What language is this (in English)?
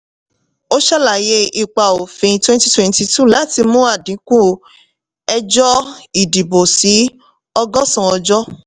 Yoruba